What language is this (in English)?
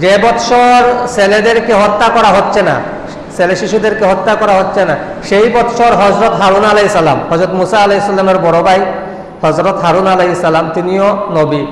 Indonesian